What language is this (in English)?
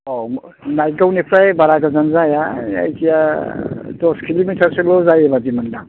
Bodo